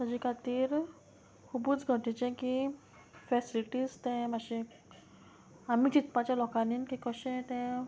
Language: Konkani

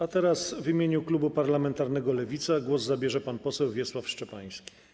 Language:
Polish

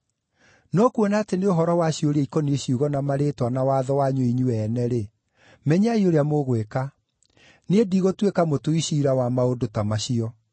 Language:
Kikuyu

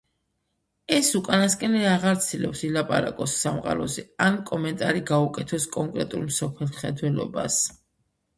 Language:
Georgian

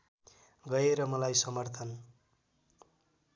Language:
Nepali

